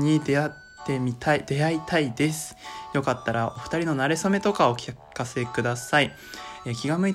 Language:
Japanese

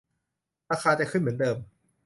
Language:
Thai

